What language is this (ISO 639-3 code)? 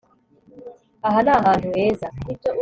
kin